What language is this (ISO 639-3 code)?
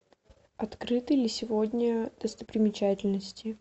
rus